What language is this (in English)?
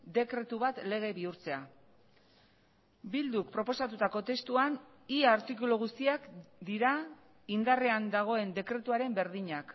Basque